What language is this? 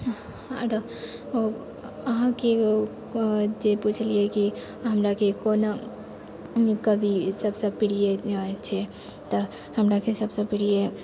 Maithili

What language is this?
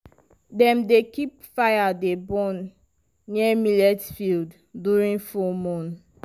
Nigerian Pidgin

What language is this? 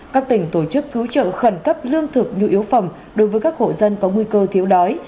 Vietnamese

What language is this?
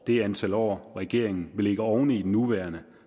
Danish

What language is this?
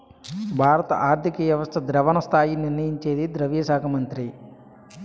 Telugu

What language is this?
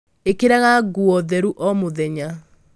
Kikuyu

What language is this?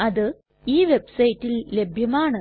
Malayalam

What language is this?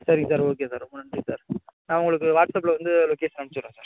Tamil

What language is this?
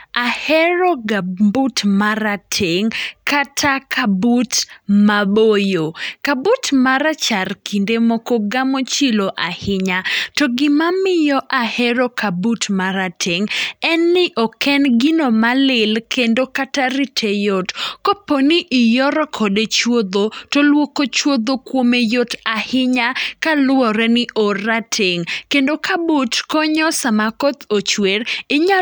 Luo (Kenya and Tanzania)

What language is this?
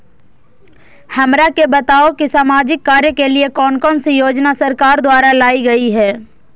Magahi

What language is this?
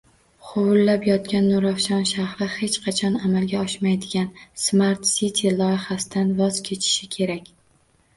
Uzbek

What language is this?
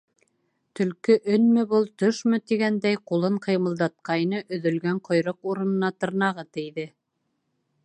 Bashkir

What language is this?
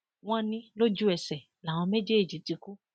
Yoruba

